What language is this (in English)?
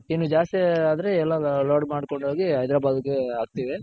Kannada